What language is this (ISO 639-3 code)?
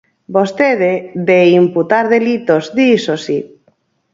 glg